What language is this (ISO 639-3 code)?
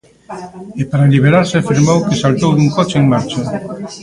glg